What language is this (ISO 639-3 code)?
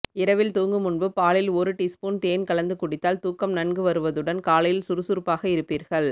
tam